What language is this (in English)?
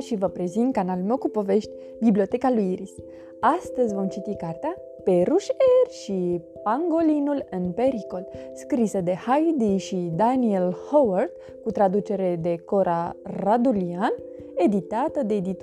Romanian